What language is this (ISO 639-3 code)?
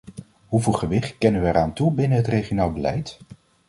nld